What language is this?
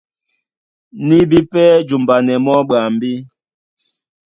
Duala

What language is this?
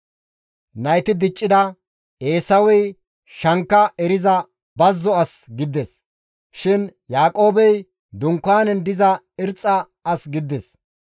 Gamo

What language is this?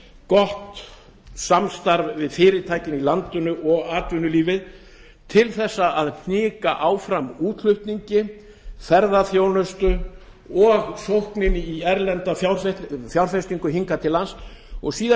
Icelandic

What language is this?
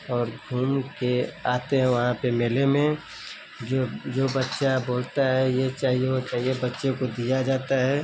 Hindi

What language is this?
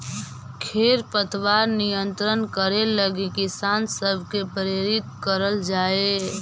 Magahi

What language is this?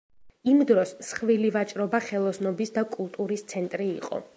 Georgian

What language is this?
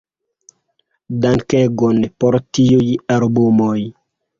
Esperanto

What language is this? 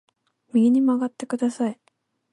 Japanese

